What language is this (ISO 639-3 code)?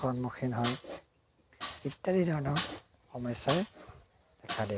asm